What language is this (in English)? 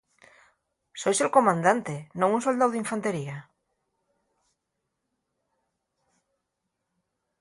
Asturian